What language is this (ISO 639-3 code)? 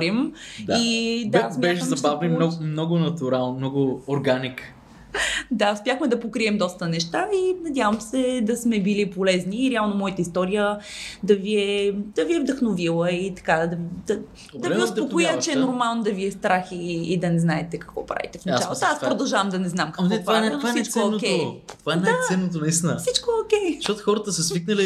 bul